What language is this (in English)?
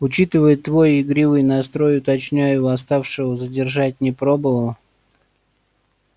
Russian